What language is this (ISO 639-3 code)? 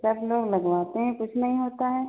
hin